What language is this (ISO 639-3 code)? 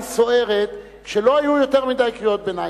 heb